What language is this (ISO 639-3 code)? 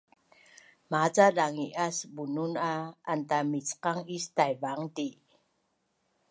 bnn